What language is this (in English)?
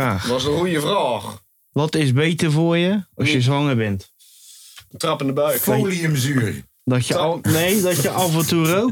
Dutch